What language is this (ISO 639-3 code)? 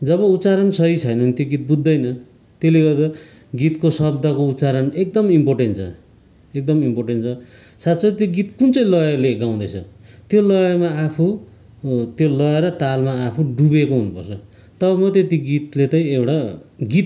nep